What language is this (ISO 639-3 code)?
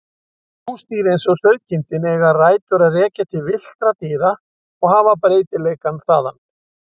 isl